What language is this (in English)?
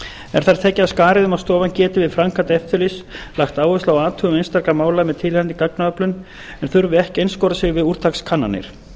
Icelandic